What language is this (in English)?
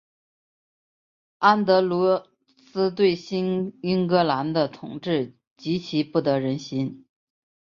Chinese